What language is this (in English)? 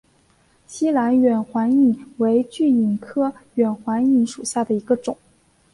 Chinese